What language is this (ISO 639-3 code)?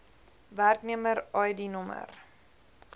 afr